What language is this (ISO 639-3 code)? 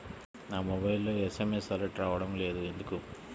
tel